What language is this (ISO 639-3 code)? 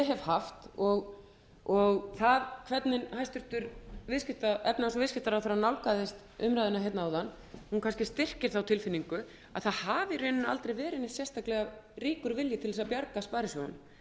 isl